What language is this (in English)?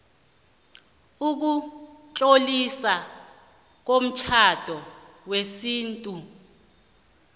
South Ndebele